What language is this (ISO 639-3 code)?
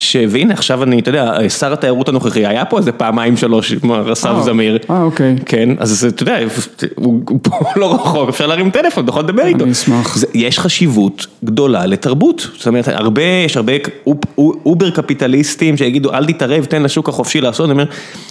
heb